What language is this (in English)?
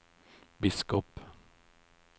Norwegian